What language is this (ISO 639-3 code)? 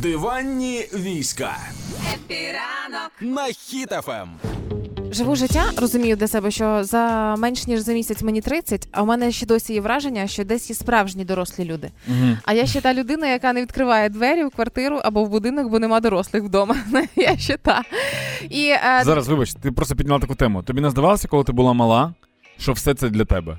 ukr